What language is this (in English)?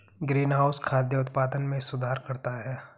Hindi